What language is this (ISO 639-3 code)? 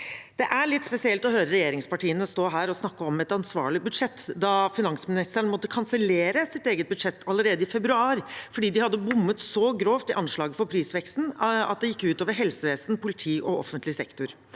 nor